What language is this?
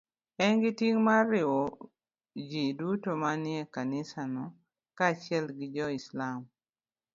Luo (Kenya and Tanzania)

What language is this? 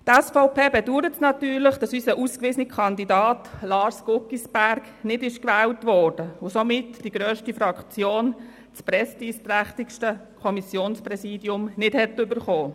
Swiss German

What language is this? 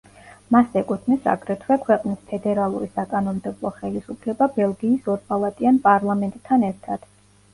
Georgian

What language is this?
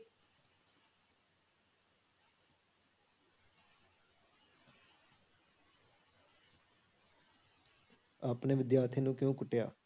Punjabi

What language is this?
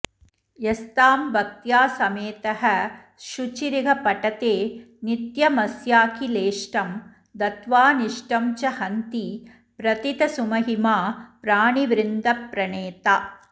Sanskrit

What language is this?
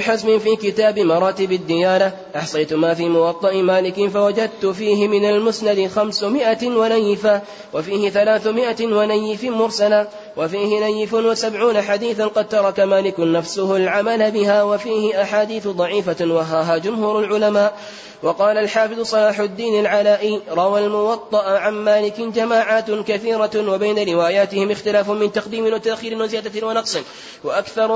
Arabic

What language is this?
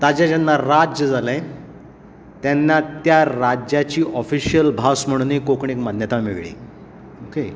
Konkani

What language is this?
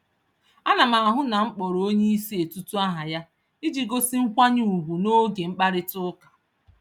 Igbo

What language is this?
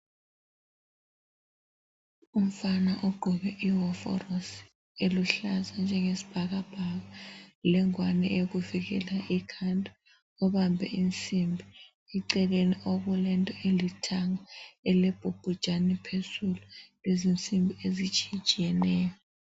North Ndebele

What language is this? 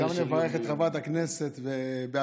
Hebrew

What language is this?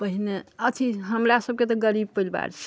Maithili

